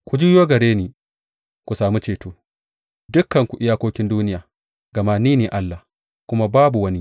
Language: Hausa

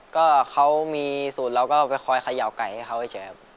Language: Thai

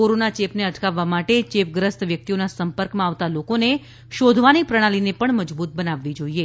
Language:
Gujarati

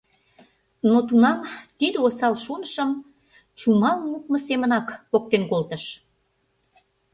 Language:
Mari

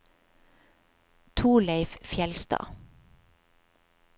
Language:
Norwegian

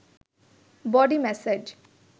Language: Bangla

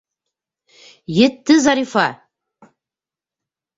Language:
Bashkir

